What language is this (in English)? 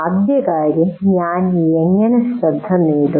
Malayalam